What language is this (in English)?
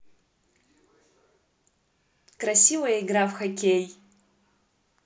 Russian